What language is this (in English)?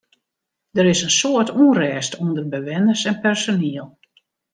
Western Frisian